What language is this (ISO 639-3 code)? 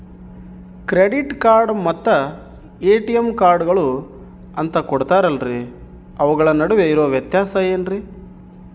kan